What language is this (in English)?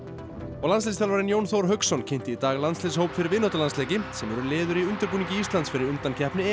Icelandic